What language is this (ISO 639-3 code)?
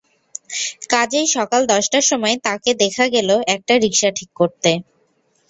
ben